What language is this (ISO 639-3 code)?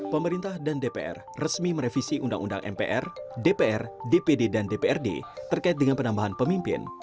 ind